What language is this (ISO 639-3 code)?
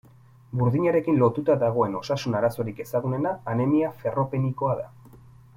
eus